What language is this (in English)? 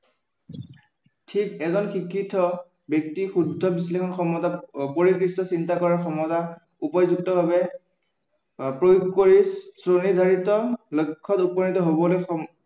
Assamese